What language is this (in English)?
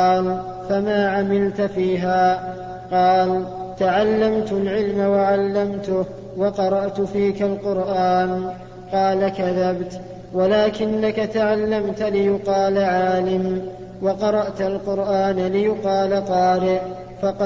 Arabic